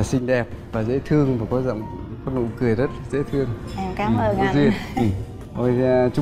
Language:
Vietnamese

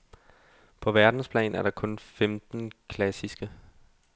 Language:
Danish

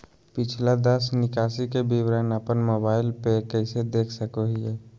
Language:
Magahi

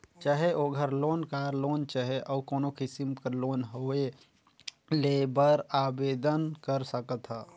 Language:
Chhattisgarhi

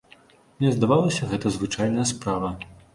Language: Belarusian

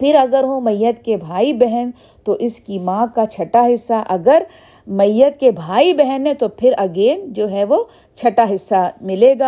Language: Urdu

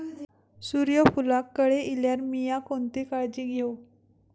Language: Marathi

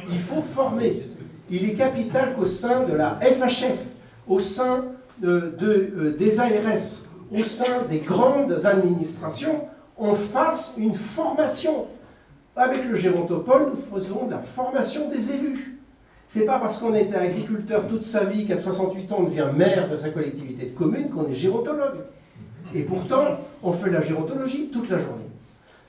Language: French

